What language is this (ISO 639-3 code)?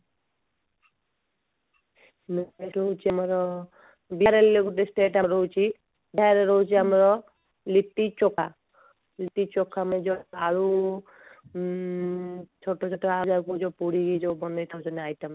ori